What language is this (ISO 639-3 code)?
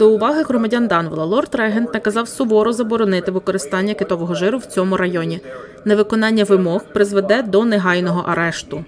ukr